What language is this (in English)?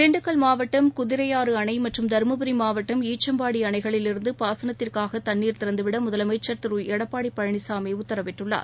Tamil